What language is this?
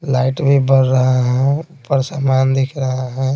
Hindi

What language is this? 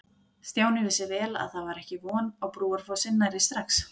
Icelandic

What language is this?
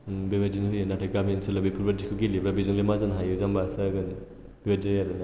Bodo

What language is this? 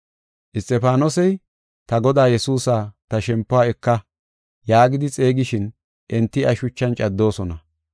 Gofa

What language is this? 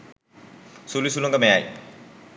Sinhala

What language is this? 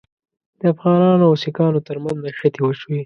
Pashto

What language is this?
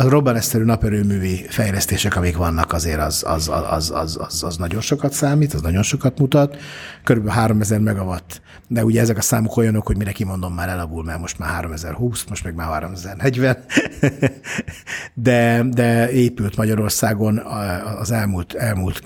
Hungarian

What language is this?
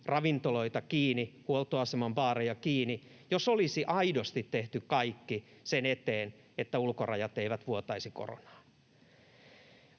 Finnish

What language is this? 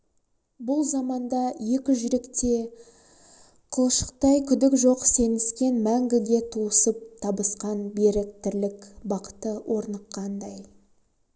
Kazakh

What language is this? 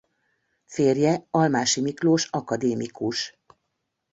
Hungarian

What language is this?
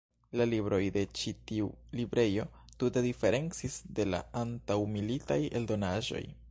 Esperanto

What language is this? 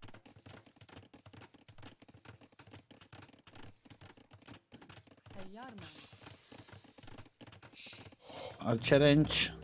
Turkish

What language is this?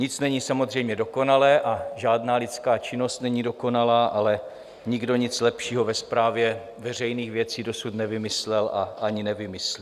Czech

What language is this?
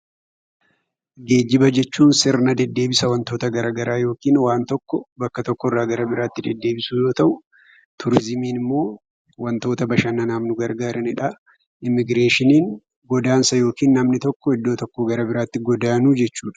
Oromo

